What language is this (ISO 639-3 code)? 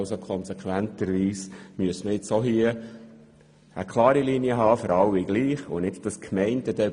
gsw